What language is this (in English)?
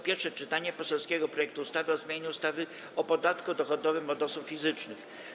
Polish